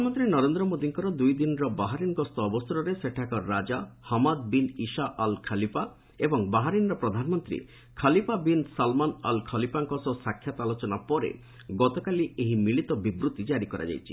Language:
Odia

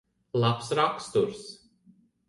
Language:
Latvian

